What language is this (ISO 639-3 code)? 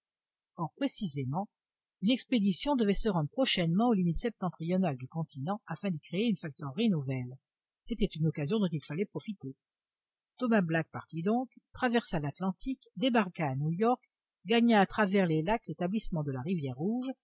fra